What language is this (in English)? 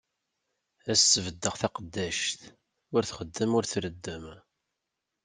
Kabyle